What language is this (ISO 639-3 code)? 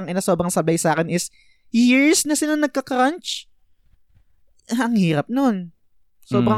fil